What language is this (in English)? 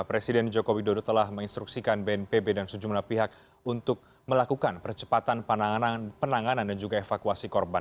Indonesian